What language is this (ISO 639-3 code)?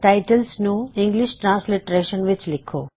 pan